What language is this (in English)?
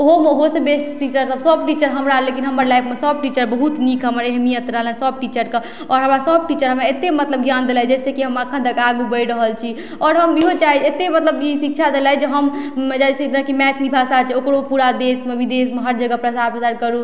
Maithili